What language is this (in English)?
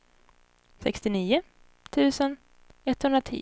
Swedish